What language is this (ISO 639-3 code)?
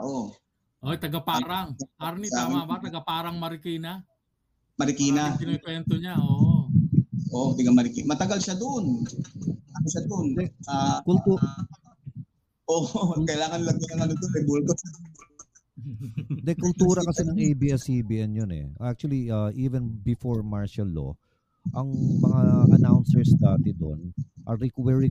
fil